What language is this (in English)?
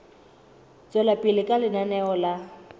Southern Sotho